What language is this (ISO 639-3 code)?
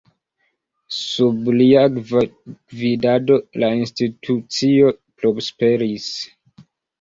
epo